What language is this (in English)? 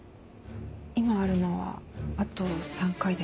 Japanese